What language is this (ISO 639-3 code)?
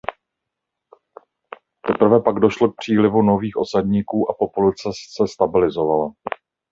ces